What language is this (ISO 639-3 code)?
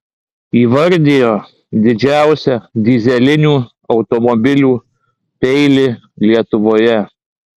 lit